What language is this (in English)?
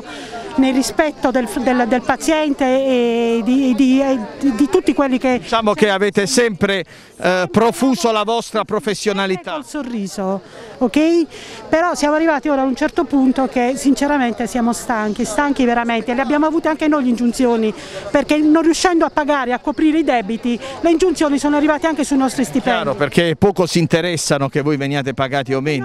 Italian